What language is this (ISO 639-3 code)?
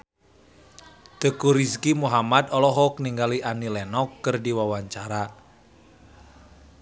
sun